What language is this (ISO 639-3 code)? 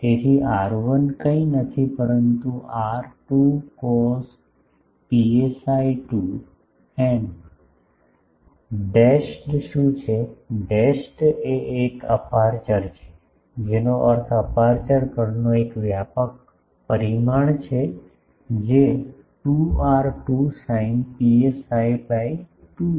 guj